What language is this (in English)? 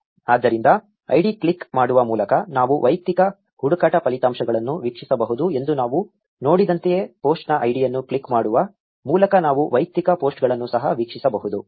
Kannada